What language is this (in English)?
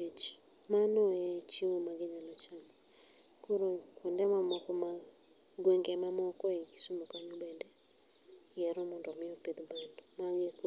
Luo (Kenya and Tanzania)